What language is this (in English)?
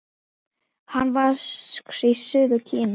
Icelandic